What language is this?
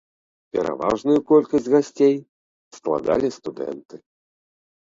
Belarusian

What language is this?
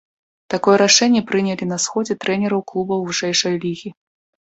Belarusian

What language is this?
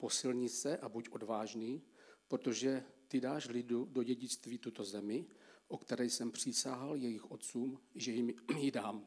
Czech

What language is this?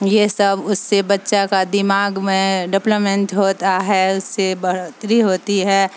Urdu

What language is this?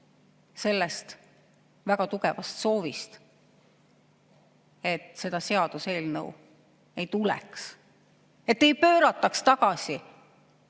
Estonian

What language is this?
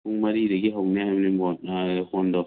Manipuri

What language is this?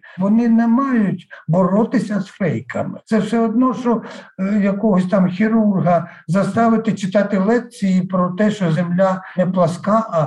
Ukrainian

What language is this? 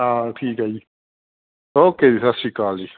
Punjabi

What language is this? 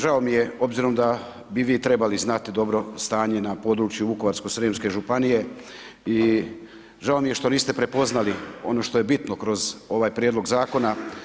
Croatian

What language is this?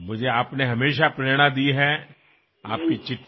Assamese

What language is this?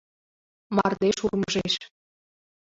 Mari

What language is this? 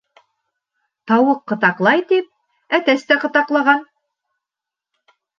Bashkir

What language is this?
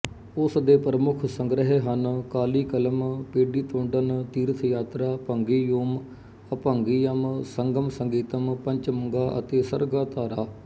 Punjabi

